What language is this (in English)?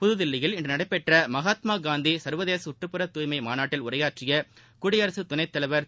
Tamil